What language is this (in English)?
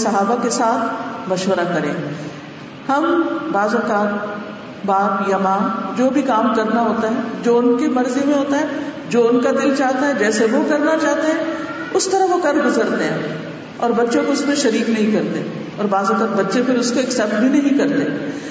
Urdu